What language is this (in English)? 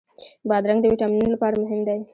Pashto